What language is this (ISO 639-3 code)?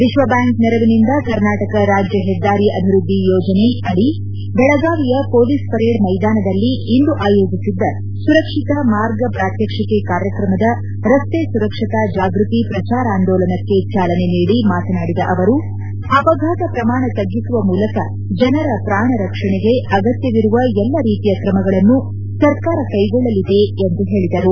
kan